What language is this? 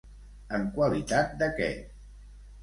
Catalan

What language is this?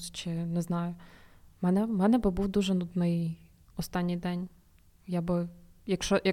Ukrainian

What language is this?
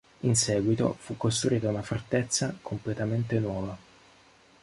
Italian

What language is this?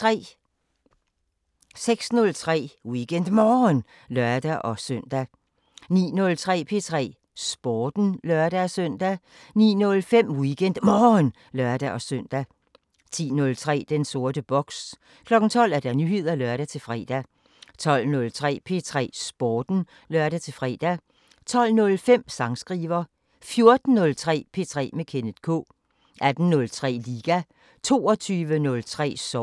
Danish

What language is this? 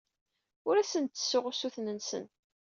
Kabyle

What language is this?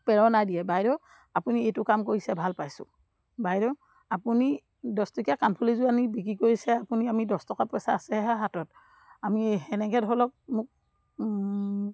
Assamese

